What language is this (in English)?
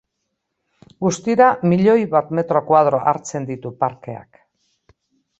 Basque